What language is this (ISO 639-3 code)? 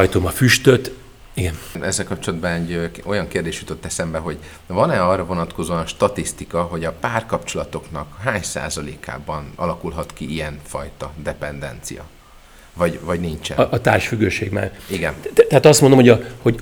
hun